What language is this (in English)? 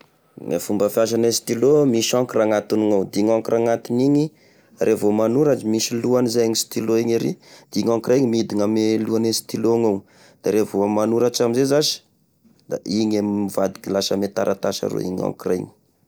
Tesaka Malagasy